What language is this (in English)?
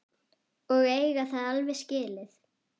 Icelandic